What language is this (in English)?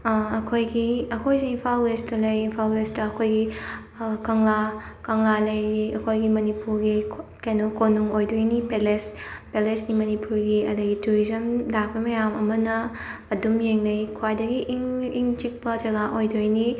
Manipuri